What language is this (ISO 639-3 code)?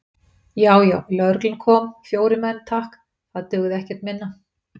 isl